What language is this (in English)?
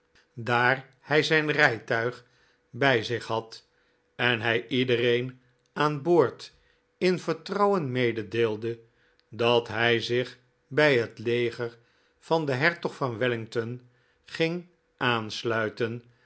Dutch